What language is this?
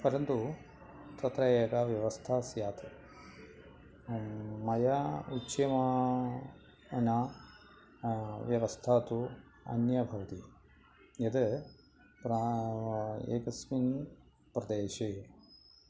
Sanskrit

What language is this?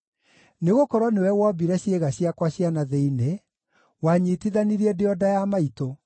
Kikuyu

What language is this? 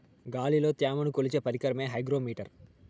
Telugu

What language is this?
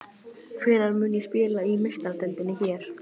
Icelandic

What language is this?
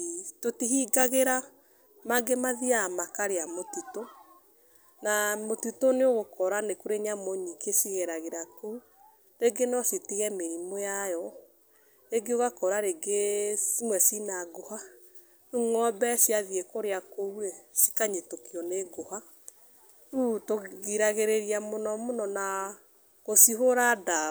Kikuyu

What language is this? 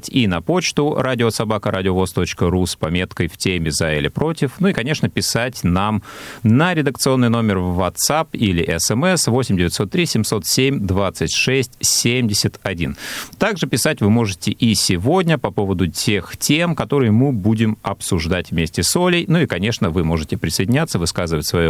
Russian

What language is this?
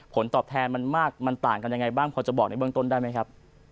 Thai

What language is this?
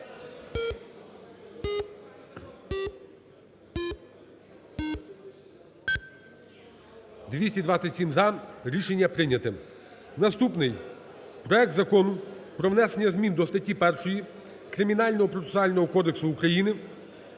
Ukrainian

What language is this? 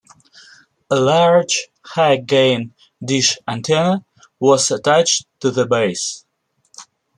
English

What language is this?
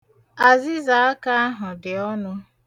Igbo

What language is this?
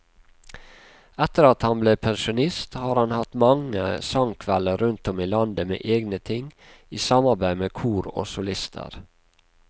Norwegian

